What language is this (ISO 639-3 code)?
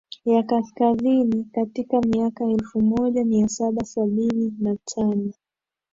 swa